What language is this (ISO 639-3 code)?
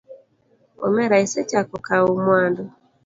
luo